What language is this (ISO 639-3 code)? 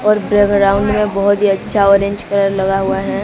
hin